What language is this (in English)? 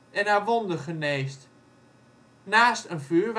Dutch